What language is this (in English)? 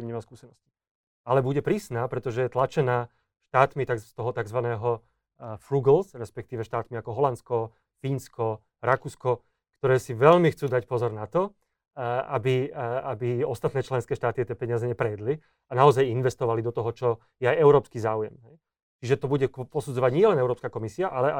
Slovak